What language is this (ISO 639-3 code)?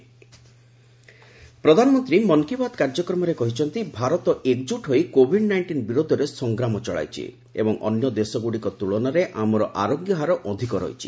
ori